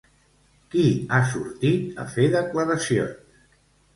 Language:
Catalan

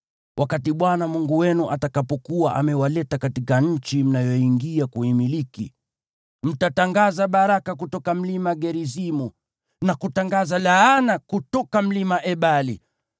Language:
Swahili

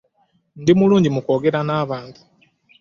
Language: Ganda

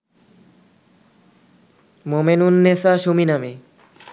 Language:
Bangla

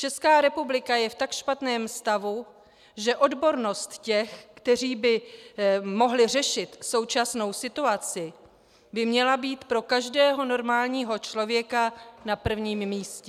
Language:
Czech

